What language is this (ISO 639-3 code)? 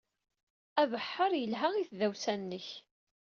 kab